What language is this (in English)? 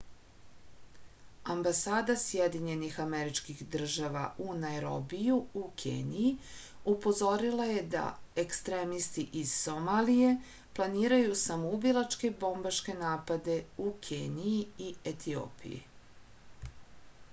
Serbian